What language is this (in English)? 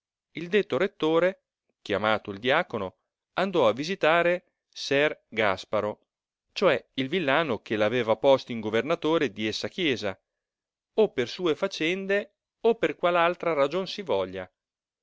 Italian